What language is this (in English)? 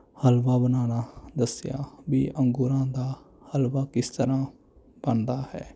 Punjabi